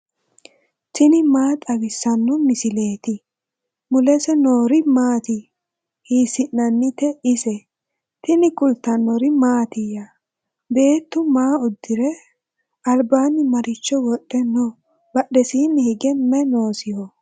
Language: Sidamo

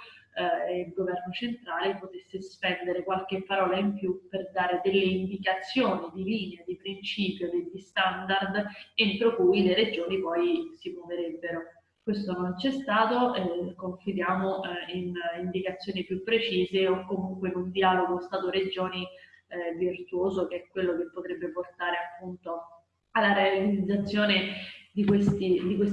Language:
Italian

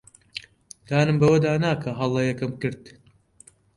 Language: Central Kurdish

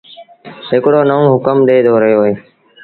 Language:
Sindhi Bhil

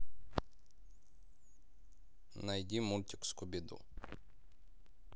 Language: Russian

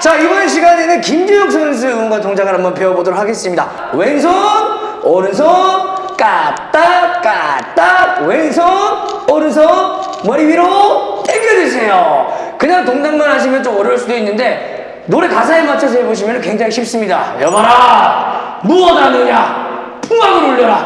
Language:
Korean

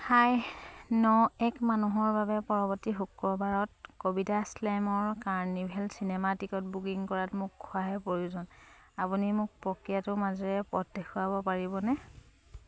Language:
Assamese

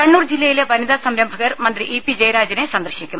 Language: Malayalam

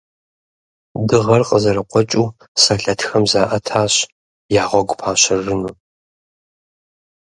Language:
Kabardian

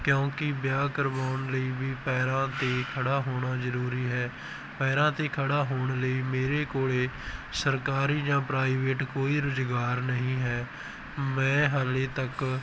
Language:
Punjabi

